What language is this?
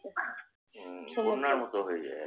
Bangla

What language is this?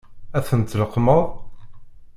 Kabyle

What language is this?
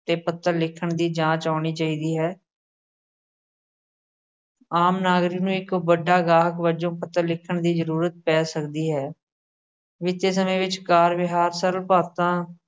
Punjabi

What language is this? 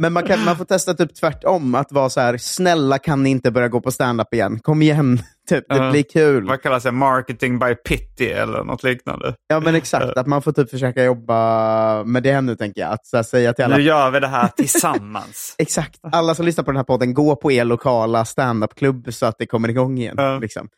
Swedish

